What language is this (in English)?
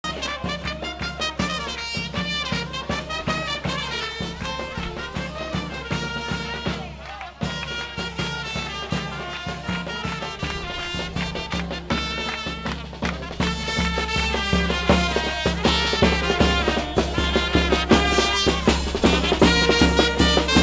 Spanish